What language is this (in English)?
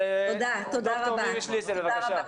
Hebrew